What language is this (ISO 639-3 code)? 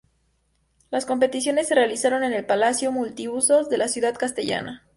spa